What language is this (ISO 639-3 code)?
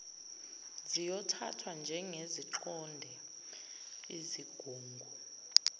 zul